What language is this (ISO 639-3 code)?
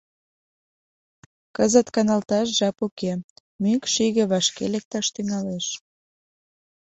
chm